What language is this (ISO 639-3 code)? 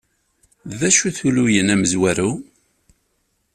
kab